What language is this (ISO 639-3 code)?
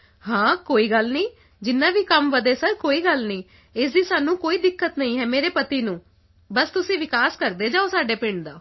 pan